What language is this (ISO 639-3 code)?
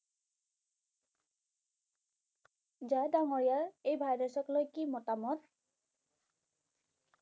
ben